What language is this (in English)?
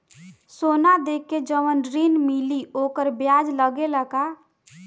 Bhojpuri